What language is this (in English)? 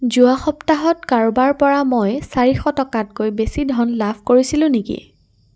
Assamese